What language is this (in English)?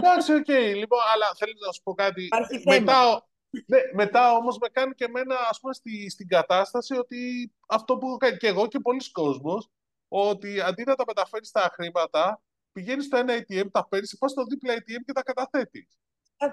Greek